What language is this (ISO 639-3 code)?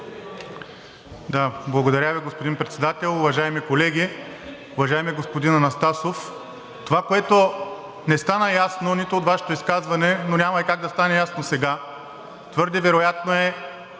bul